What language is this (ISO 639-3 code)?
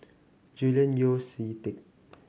eng